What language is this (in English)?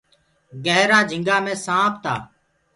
Gurgula